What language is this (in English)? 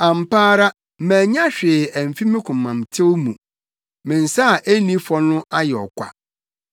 Akan